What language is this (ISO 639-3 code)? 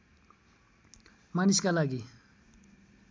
nep